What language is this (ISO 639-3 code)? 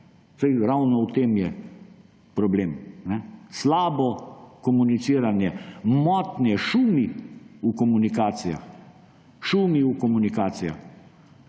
slv